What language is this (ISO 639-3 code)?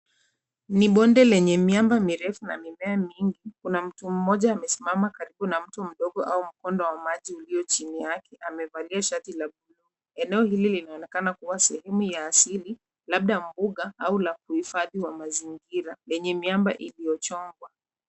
swa